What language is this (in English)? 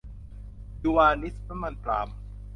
Thai